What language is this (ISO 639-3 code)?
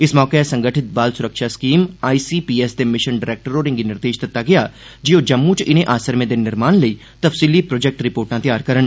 doi